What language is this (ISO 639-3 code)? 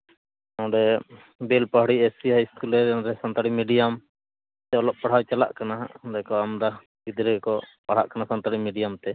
sat